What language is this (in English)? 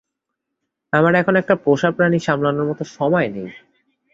Bangla